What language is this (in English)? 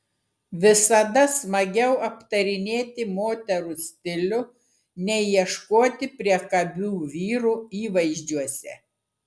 Lithuanian